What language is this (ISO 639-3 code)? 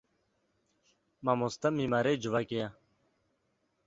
kur